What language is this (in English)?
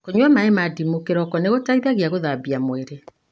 Kikuyu